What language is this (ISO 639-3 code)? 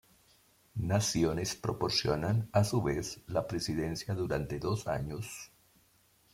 spa